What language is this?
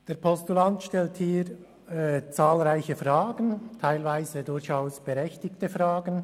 Swiss German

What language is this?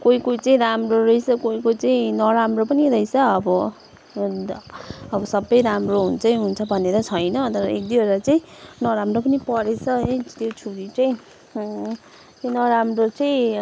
Nepali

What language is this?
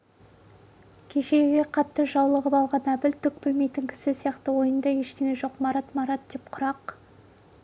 Kazakh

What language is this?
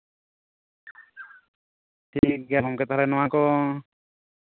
Santali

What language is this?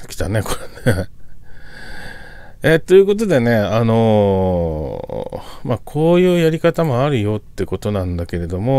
Japanese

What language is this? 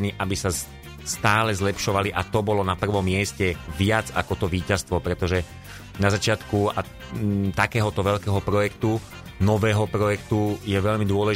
Slovak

